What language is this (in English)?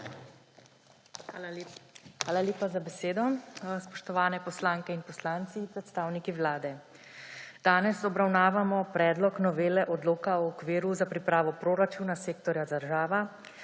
Slovenian